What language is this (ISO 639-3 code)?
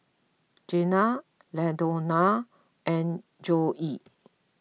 eng